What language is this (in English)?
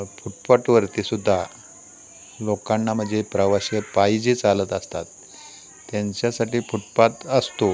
Marathi